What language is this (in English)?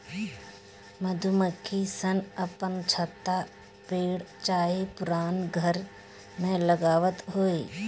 Bhojpuri